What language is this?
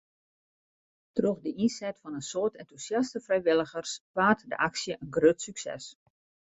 Western Frisian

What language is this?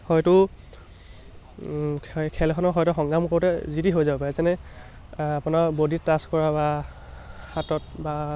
Assamese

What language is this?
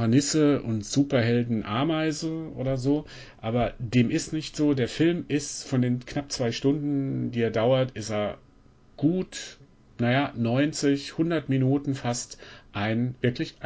German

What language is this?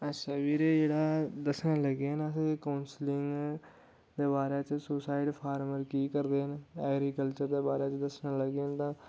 Dogri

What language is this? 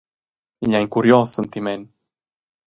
Romansh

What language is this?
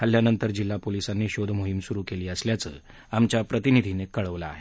Marathi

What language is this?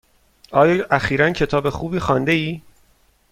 Persian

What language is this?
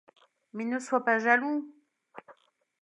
French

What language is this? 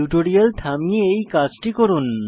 Bangla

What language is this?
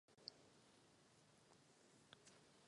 Czech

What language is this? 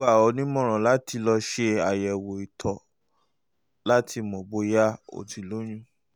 Yoruba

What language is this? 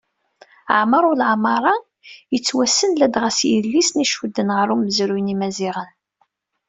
Kabyle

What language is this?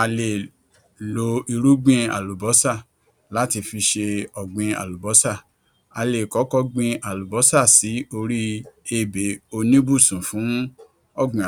Yoruba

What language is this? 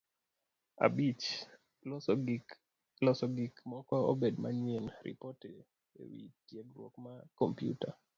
Luo (Kenya and Tanzania)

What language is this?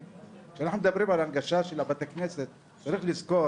Hebrew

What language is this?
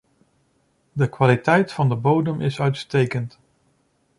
Dutch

